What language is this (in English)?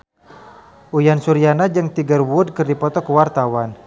Sundanese